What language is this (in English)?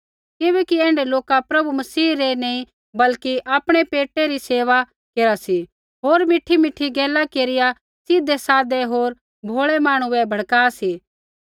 Kullu Pahari